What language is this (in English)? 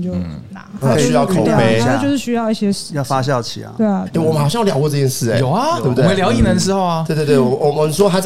Chinese